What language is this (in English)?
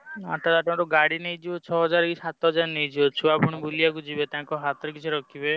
Odia